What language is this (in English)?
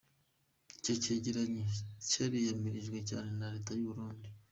Kinyarwanda